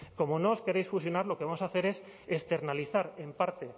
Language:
Spanish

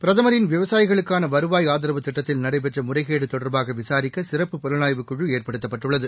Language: Tamil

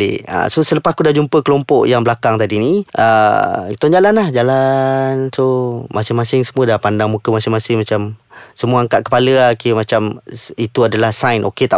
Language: Malay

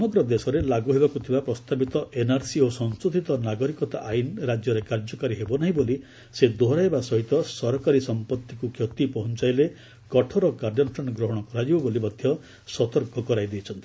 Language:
Odia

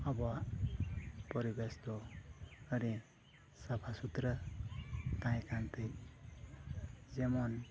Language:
Santali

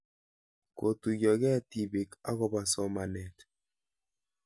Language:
Kalenjin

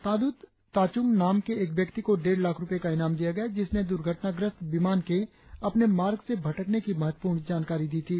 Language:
Hindi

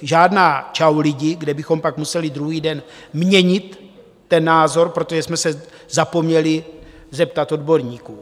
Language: Czech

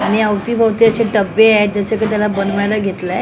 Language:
Marathi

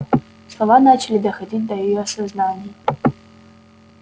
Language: Russian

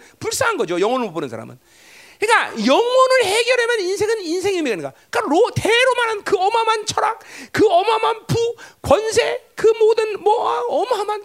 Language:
Korean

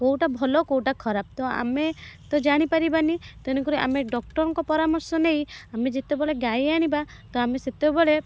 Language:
Odia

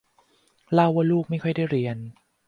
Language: Thai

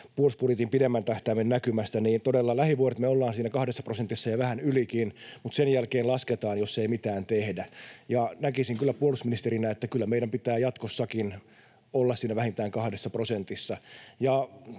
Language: Finnish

